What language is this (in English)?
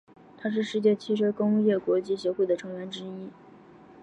Chinese